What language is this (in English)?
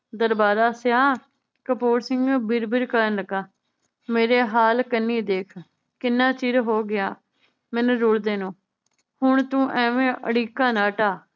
Punjabi